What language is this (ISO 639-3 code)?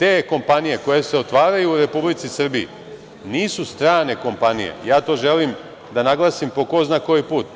srp